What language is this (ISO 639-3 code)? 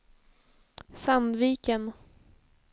swe